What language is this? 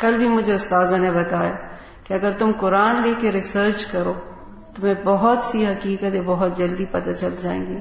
Urdu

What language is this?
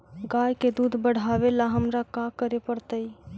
Magahi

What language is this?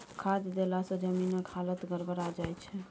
Maithili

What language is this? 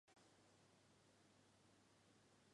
Chinese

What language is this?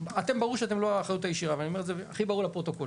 Hebrew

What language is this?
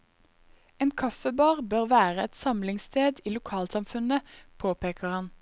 Norwegian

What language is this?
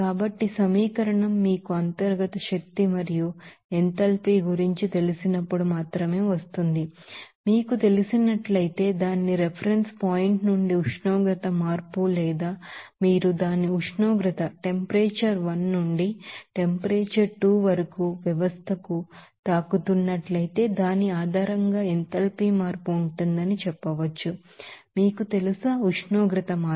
Telugu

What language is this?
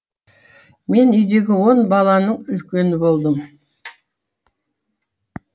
Kazakh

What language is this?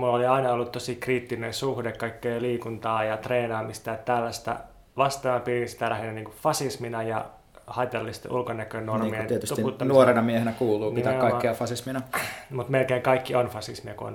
Finnish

